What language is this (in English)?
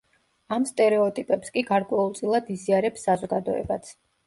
Georgian